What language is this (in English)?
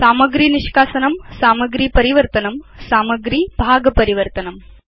Sanskrit